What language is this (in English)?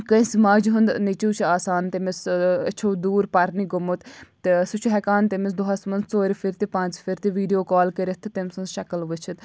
Kashmiri